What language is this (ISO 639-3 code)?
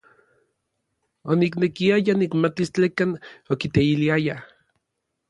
nlv